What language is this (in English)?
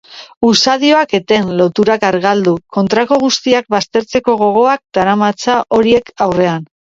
Basque